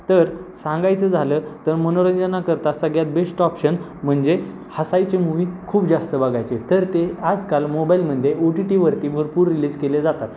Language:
Marathi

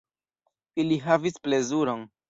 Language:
Esperanto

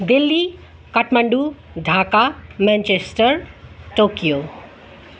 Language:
Nepali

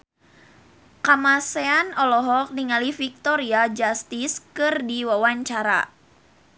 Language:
Sundanese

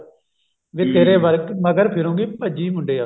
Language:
Punjabi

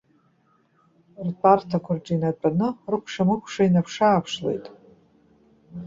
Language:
Abkhazian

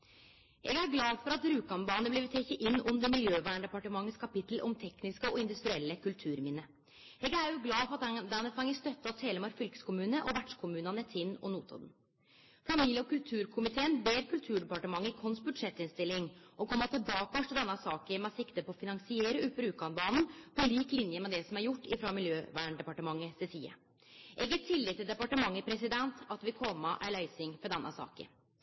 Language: Norwegian Nynorsk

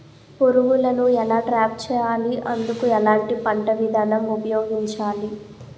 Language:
Telugu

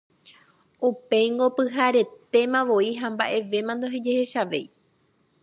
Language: Guarani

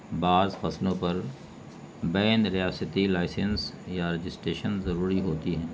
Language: Urdu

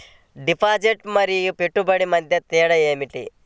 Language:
Telugu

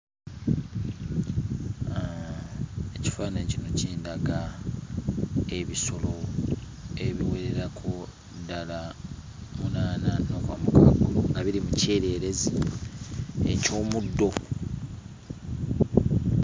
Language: Ganda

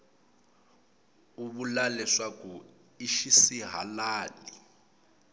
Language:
Tsonga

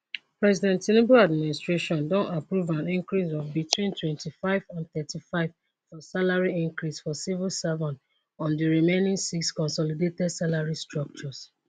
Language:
Nigerian Pidgin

